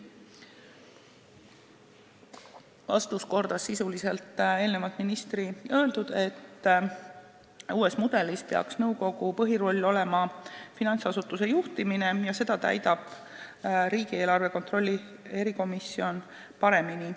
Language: Estonian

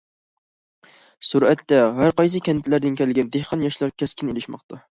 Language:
Uyghur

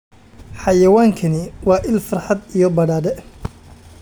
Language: Somali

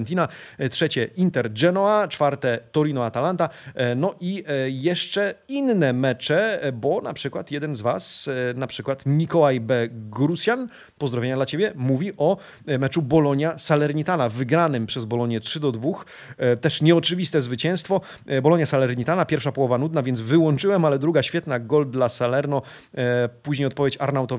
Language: Polish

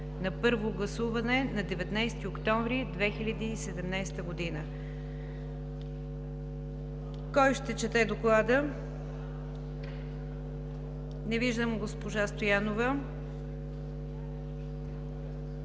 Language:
Bulgarian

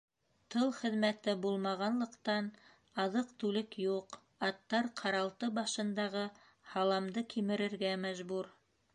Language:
Bashkir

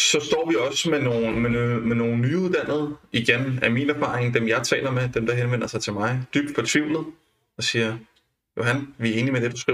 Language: Danish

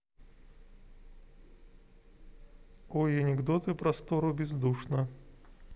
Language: Russian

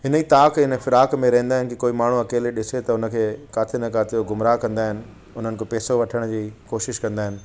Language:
Sindhi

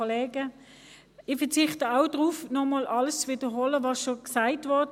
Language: Swiss German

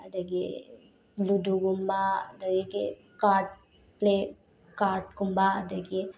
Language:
Manipuri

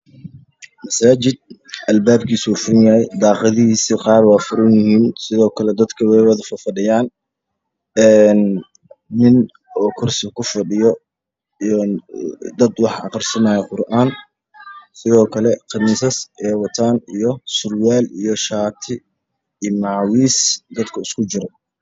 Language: Somali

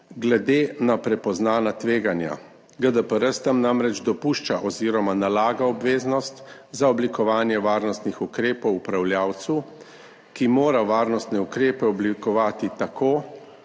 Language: Slovenian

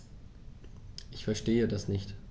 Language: German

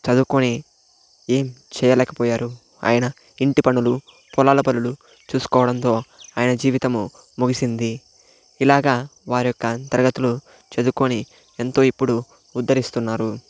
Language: Telugu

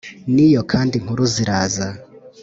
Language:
Kinyarwanda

